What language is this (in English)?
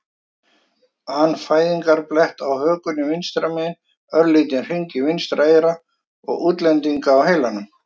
Icelandic